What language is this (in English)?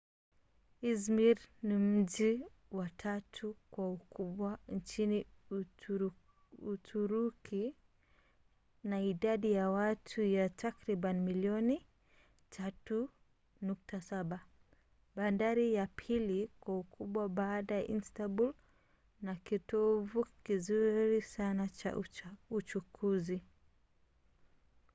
Swahili